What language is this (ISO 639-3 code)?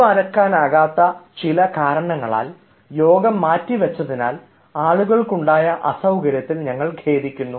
mal